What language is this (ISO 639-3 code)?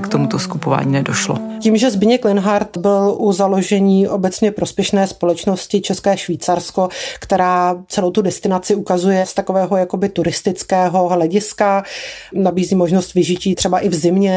ces